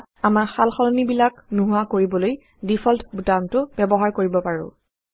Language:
Assamese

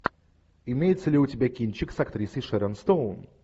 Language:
Russian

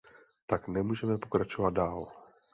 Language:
Czech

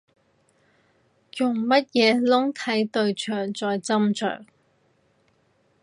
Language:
Cantonese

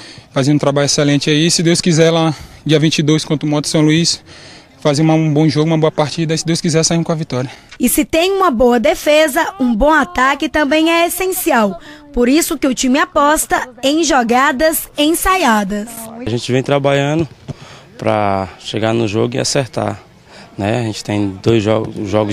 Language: Portuguese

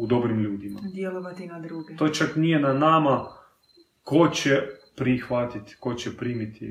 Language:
Croatian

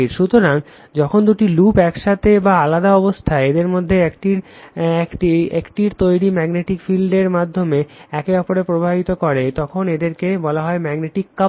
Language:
Bangla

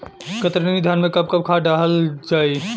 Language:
Bhojpuri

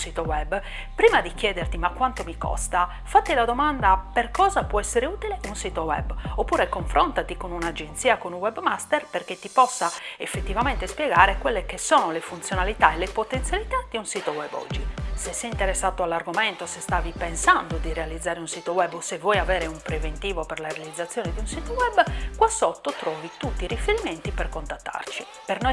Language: Italian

